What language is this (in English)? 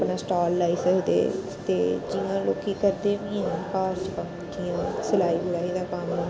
Dogri